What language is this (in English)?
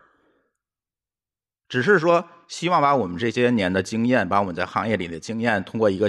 Chinese